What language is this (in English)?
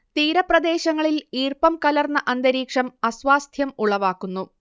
Malayalam